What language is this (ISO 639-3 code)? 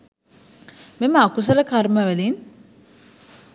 sin